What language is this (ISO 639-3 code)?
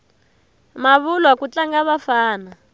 tso